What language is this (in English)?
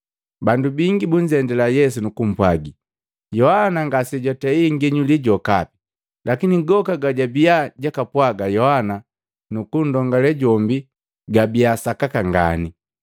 Matengo